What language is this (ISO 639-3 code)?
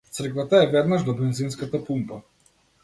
mkd